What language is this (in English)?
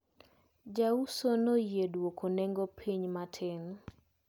Luo (Kenya and Tanzania)